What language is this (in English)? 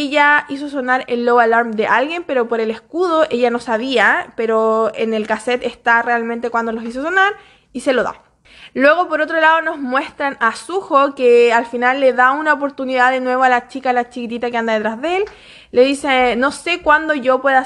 Spanish